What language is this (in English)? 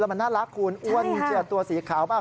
Thai